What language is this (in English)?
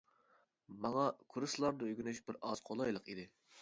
Uyghur